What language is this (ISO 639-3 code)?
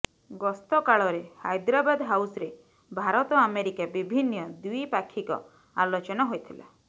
ori